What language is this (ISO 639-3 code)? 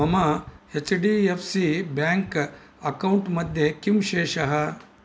san